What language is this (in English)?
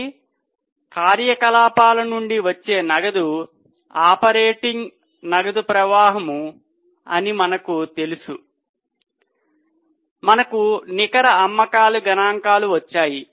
Telugu